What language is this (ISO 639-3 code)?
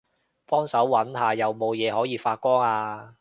yue